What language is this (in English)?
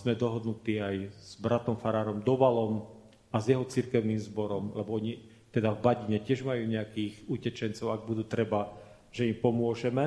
Slovak